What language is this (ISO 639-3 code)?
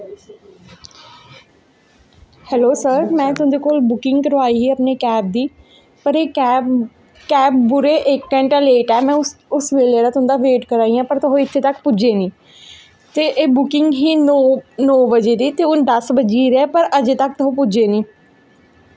doi